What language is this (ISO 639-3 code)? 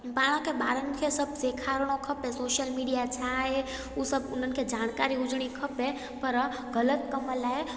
snd